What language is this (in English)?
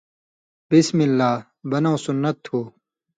Indus Kohistani